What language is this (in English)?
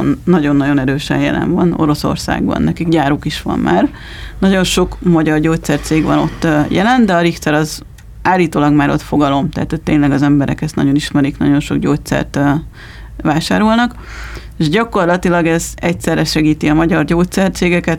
Hungarian